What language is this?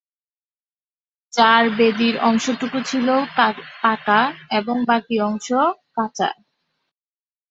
Bangla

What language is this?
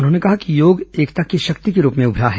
Hindi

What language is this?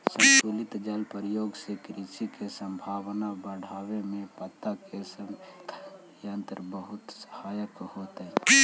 Magahi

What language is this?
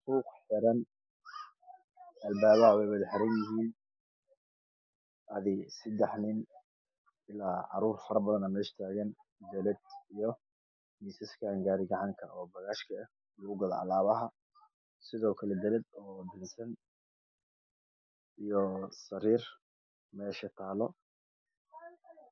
Somali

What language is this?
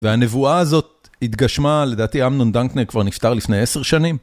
Hebrew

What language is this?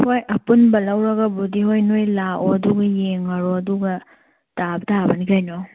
Manipuri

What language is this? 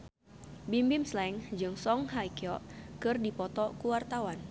Sundanese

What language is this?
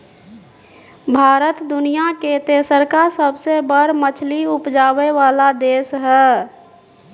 Maithili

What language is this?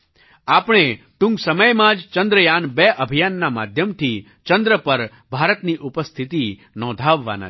Gujarati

